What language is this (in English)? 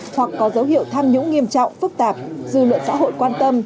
Vietnamese